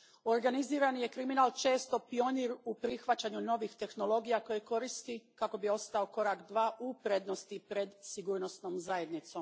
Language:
Croatian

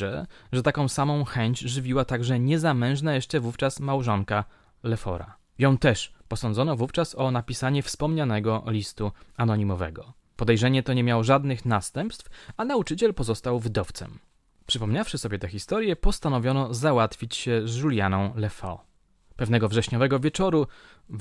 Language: Polish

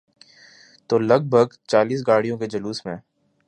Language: Urdu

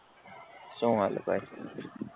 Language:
Gujarati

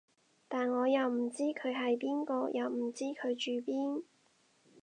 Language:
Cantonese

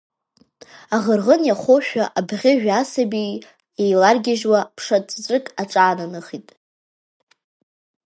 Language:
Abkhazian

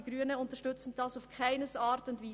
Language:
Swiss German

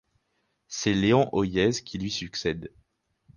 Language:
French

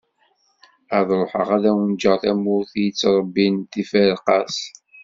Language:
Kabyle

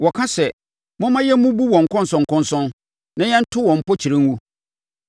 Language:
Akan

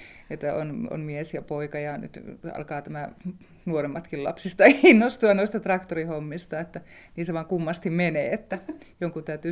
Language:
Finnish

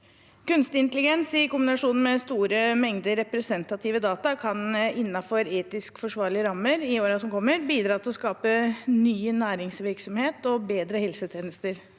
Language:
Norwegian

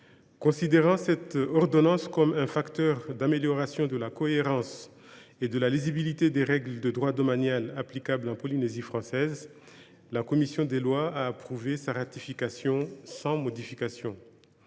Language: French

